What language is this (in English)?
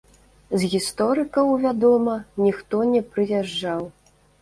Belarusian